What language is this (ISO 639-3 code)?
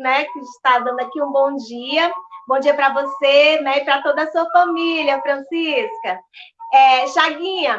por